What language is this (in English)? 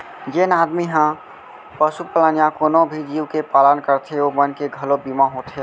Chhattisgarhi